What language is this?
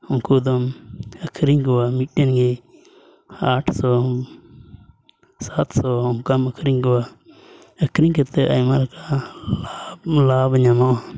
Santali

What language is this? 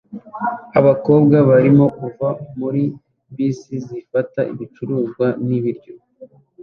Kinyarwanda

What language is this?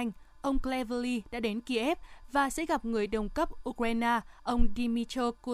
Vietnamese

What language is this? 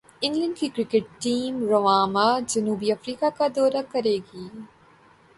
Urdu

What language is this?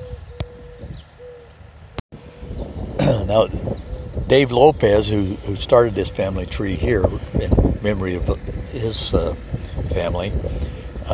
English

